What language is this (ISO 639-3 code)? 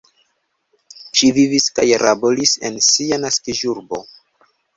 epo